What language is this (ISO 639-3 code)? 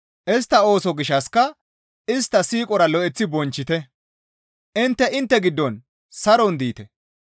gmv